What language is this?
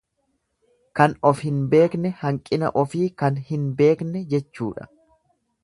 Oromo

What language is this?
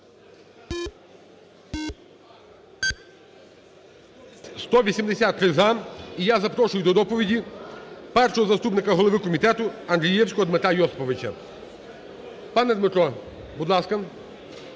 Ukrainian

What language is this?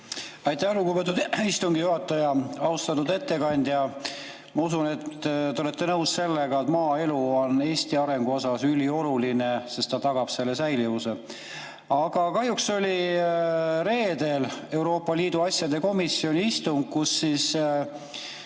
Estonian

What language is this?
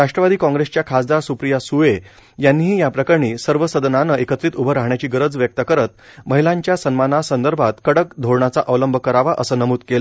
Marathi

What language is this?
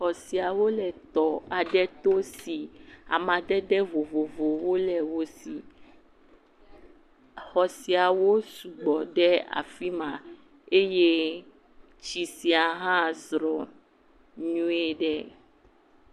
Ewe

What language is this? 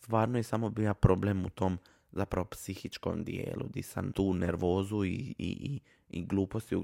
Croatian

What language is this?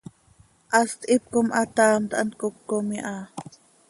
Seri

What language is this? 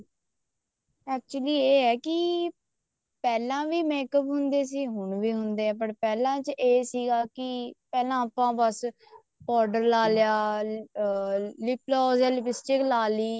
Punjabi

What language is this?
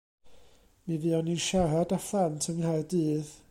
Welsh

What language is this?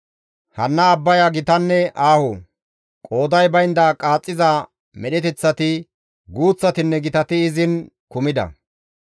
Gamo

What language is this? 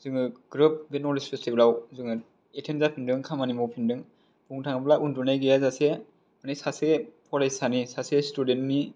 Bodo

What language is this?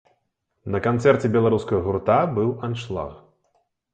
Belarusian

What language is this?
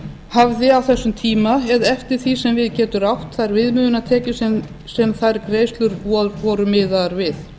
Icelandic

